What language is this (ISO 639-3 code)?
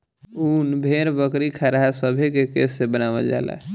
bho